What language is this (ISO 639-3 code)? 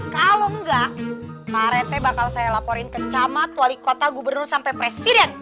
ind